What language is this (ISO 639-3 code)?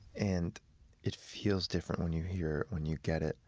eng